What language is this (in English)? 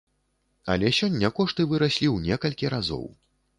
Belarusian